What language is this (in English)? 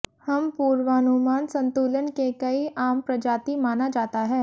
Hindi